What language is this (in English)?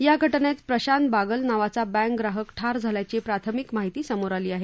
Marathi